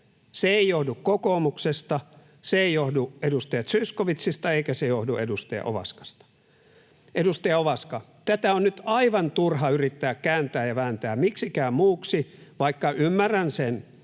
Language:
Finnish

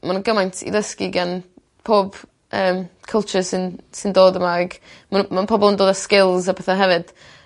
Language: Welsh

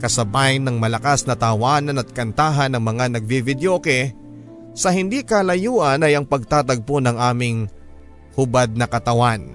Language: Filipino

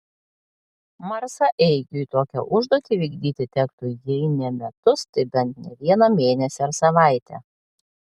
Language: Lithuanian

